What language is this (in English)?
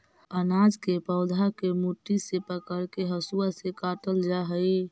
Magahi